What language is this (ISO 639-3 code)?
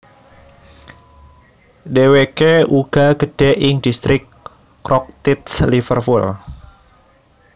jav